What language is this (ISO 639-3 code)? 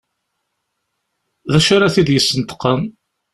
kab